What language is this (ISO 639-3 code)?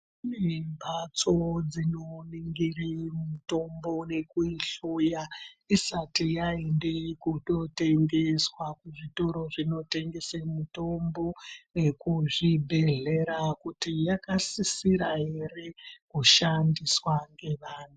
ndc